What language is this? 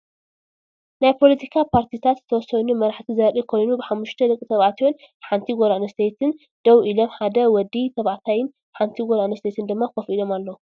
Tigrinya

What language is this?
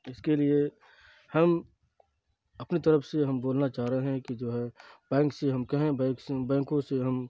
Urdu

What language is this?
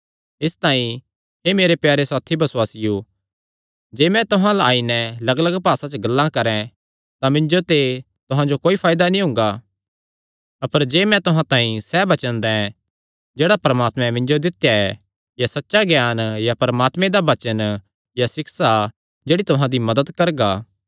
Kangri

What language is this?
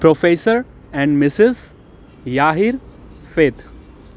Sindhi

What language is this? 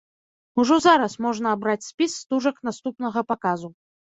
Belarusian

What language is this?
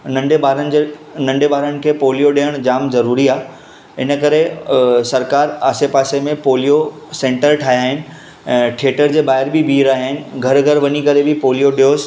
Sindhi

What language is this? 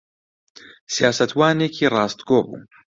Central Kurdish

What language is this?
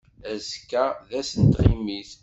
Kabyle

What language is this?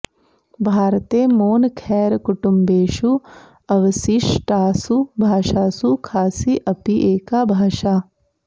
Sanskrit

